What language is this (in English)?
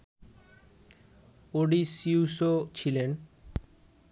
Bangla